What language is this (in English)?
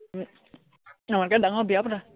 Assamese